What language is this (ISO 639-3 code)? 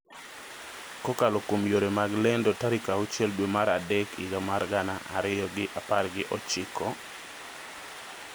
luo